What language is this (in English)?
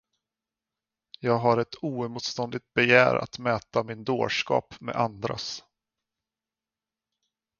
Swedish